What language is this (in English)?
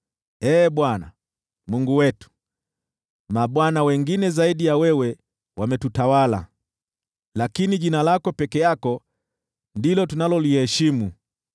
Swahili